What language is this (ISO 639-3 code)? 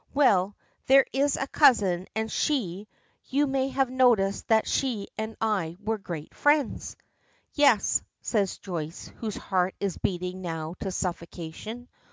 eng